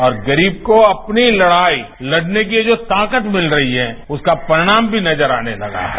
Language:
Hindi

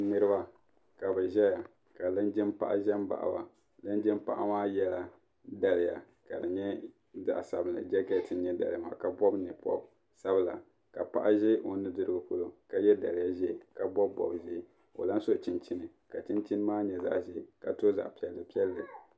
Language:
Dagbani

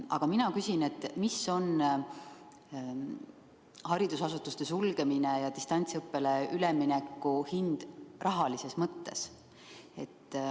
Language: Estonian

